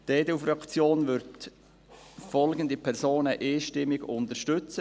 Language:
Swiss German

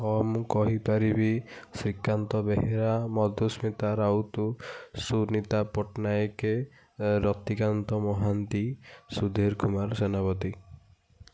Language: Odia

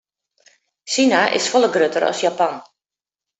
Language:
Western Frisian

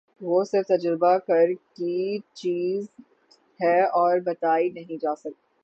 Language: Urdu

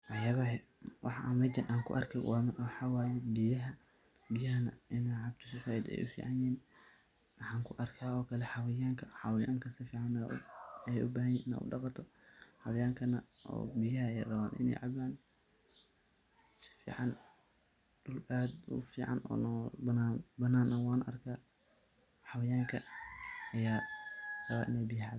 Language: Somali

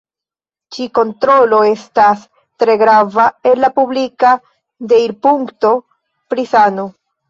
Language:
Esperanto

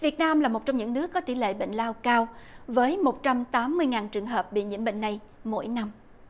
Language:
Vietnamese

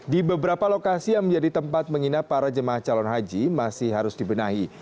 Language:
Indonesian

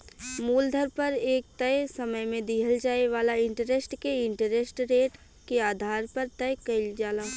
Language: Bhojpuri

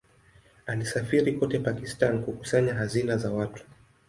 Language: Swahili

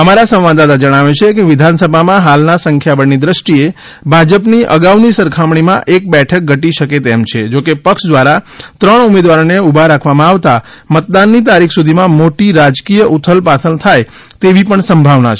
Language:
Gujarati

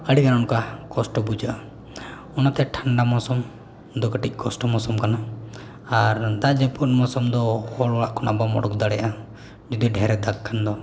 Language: Santali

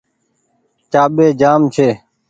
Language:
Goaria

